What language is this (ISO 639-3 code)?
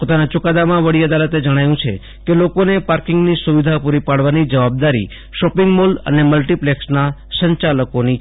guj